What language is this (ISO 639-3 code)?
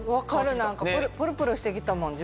jpn